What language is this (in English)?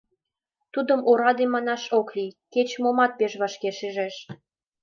Mari